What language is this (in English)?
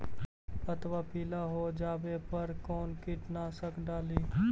Magahi